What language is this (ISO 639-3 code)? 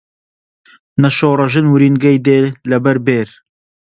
ckb